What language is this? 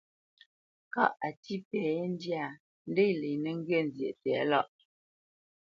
Bamenyam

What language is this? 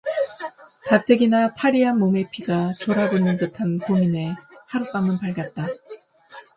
Korean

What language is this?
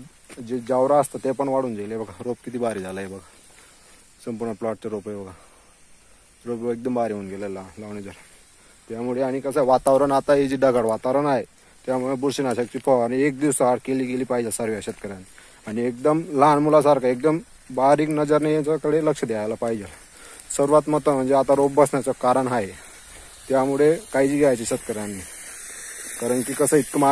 Hindi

